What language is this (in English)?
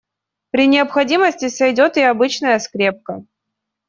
Russian